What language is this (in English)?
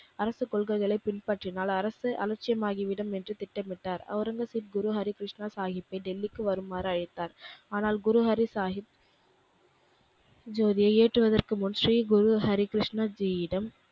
Tamil